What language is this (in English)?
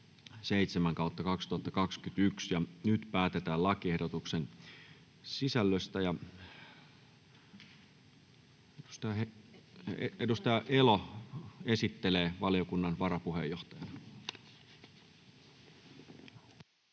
Finnish